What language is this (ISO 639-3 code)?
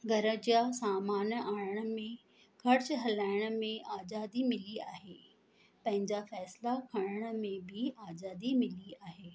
snd